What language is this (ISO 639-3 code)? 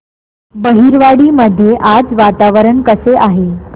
mar